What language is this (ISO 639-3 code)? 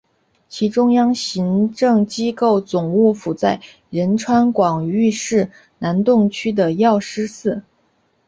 zho